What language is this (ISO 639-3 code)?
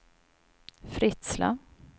swe